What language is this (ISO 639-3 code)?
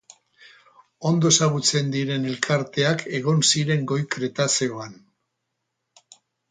eus